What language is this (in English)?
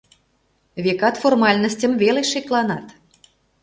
Mari